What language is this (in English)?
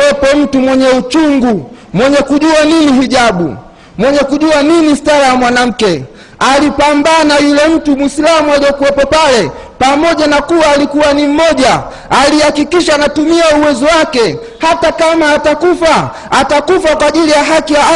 Swahili